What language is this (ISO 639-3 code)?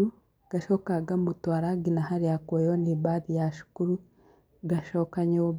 kik